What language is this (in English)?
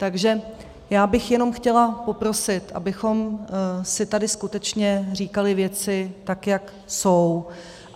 Czech